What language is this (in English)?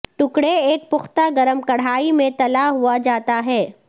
Urdu